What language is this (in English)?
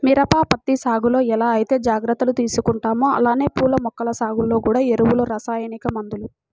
Telugu